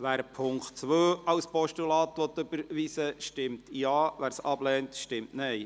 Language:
Swiss German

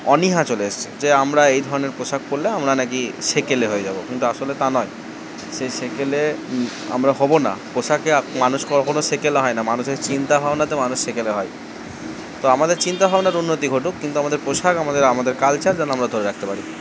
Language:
Bangla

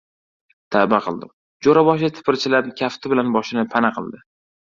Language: Uzbek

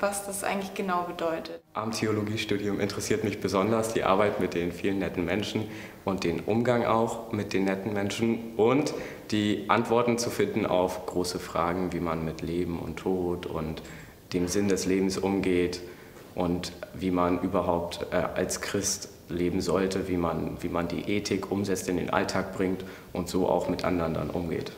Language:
German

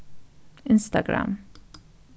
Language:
Faroese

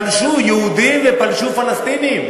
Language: Hebrew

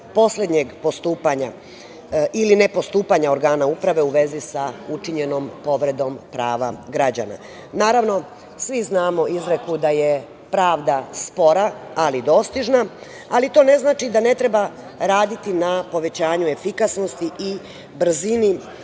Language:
Serbian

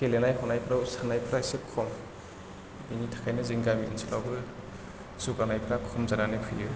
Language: Bodo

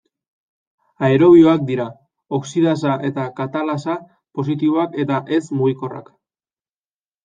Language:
Basque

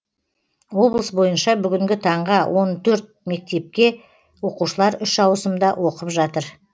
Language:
Kazakh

